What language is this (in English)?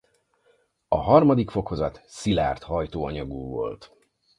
Hungarian